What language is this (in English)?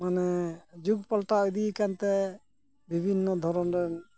Santali